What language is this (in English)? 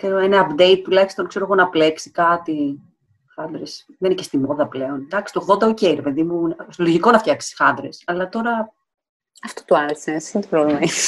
Greek